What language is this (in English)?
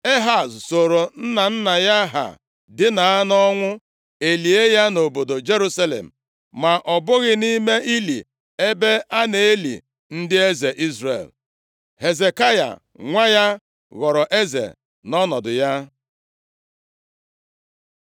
Igbo